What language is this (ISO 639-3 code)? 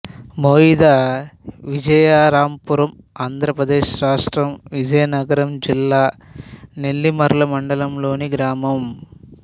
tel